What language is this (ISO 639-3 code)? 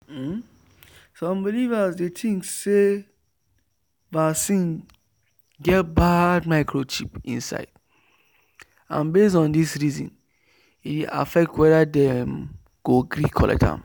pcm